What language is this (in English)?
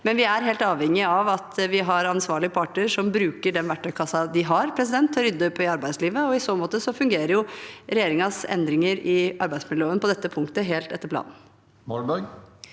Norwegian